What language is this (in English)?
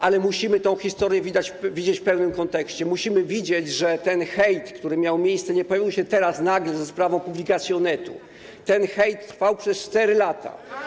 Polish